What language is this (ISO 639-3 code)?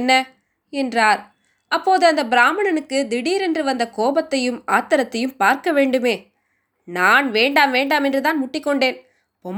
tam